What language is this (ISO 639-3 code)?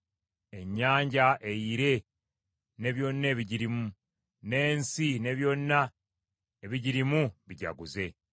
lug